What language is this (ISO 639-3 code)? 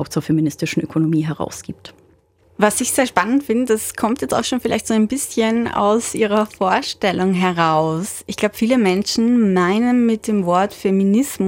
deu